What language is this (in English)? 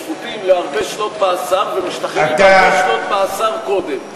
Hebrew